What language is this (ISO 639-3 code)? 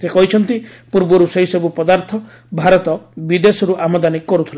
ori